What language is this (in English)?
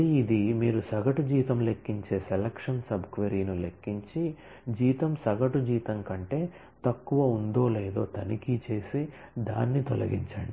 Telugu